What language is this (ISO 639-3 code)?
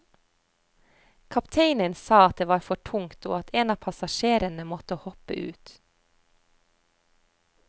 nor